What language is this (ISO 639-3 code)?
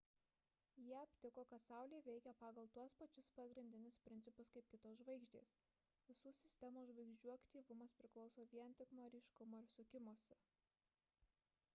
lit